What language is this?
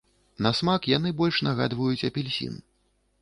Belarusian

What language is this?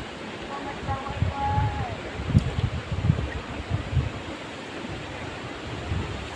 Indonesian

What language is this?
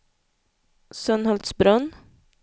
Swedish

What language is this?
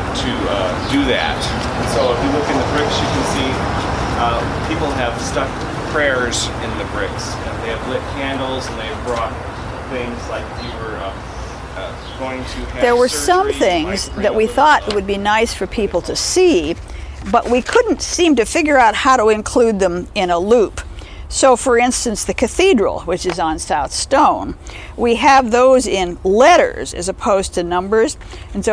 English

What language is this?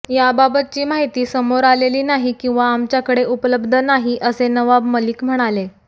Marathi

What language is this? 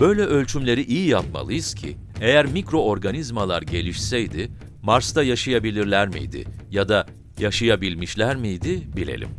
Turkish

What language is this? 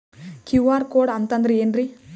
Kannada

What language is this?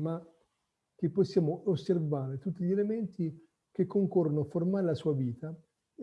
Italian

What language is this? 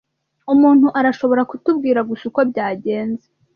Kinyarwanda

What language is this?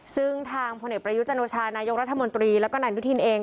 Thai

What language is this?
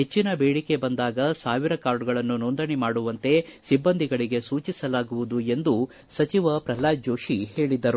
Kannada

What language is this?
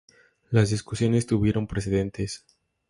Spanish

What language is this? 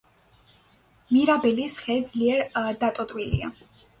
Georgian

